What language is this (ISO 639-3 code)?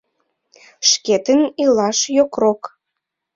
chm